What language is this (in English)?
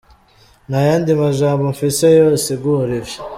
Kinyarwanda